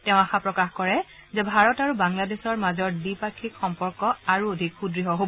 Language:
Assamese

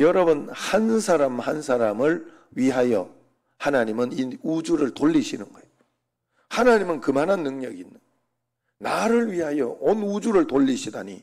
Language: Korean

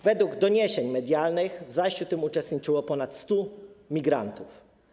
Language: Polish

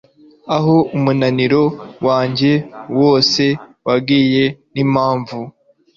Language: Kinyarwanda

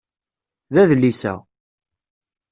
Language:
Kabyle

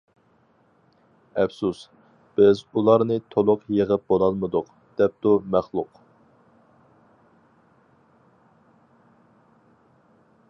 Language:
Uyghur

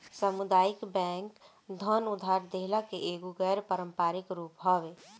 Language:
Bhojpuri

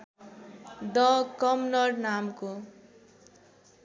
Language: Nepali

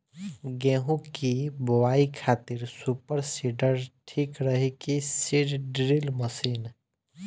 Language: Bhojpuri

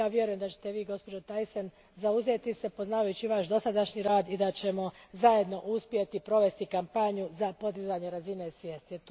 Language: Croatian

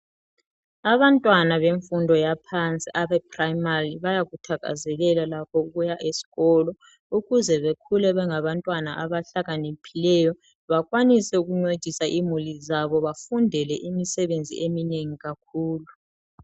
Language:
North Ndebele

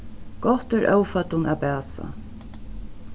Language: Faroese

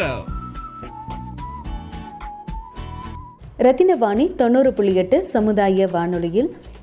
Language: Tamil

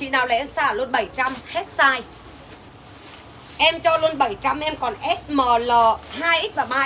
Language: Vietnamese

